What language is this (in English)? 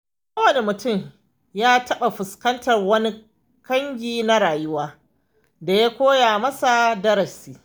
Hausa